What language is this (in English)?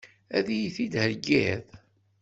Kabyle